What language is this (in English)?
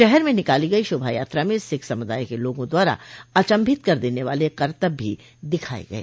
Hindi